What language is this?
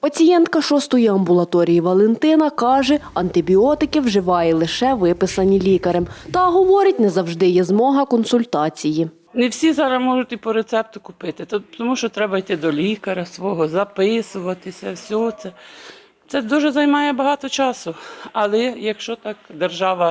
Ukrainian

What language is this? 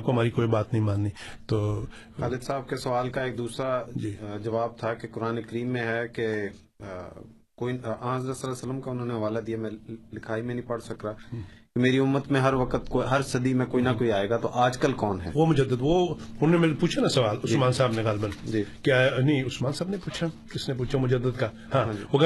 Urdu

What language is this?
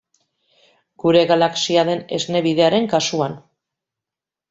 Basque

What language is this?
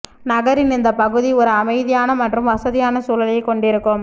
Tamil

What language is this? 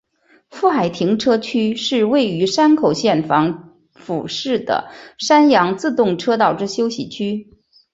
Chinese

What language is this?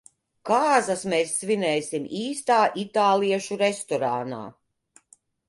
Latvian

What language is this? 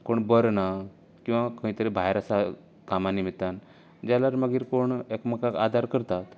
Konkani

